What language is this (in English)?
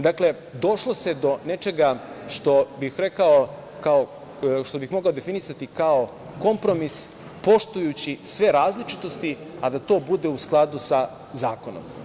Serbian